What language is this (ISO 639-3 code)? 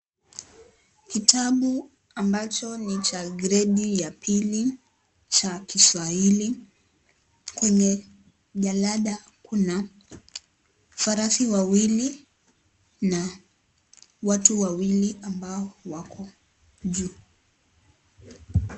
swa